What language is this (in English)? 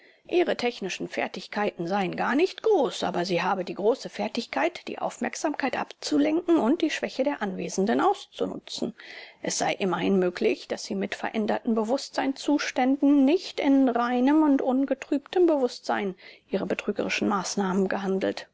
German